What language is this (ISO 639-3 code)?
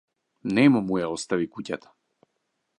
mkd